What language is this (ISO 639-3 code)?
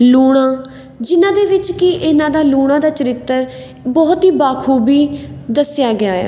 pan